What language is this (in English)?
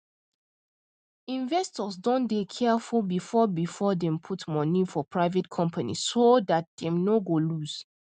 Nigerian Pidgin